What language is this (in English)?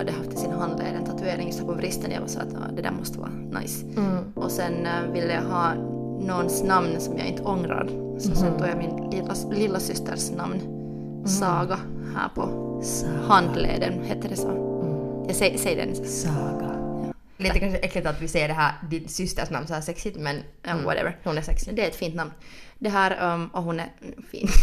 Swedish